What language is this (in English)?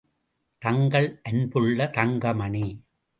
Tamil